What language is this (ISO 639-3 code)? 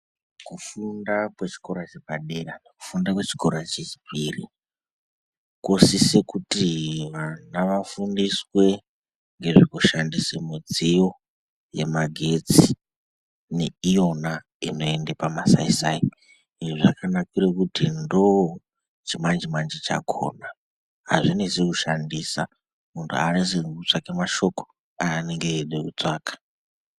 ndc